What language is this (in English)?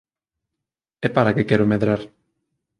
Galician